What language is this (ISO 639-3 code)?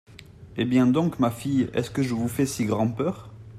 fra